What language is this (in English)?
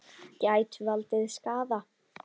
Icelandic